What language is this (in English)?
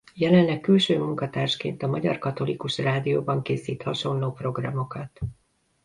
Hungarian